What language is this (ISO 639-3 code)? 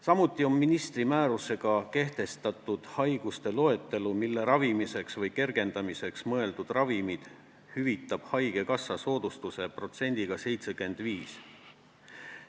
est